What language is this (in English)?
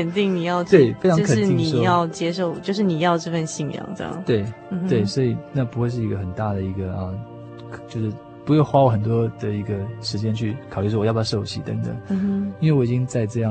Chinese